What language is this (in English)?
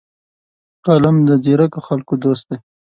Pashto